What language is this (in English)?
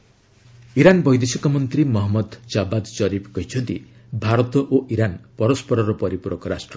Odia